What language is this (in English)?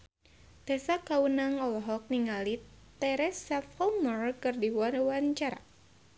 Sundanese